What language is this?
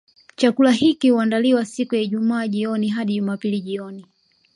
Swahili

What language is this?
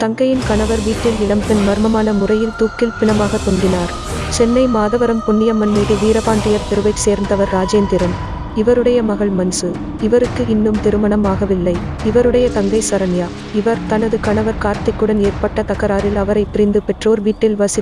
Indonesian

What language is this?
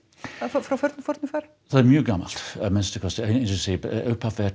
Icelandic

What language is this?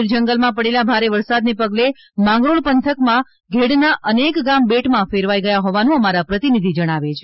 Gujarati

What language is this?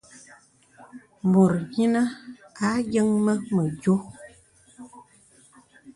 Bebele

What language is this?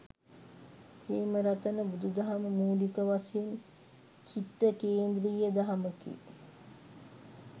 Sinhala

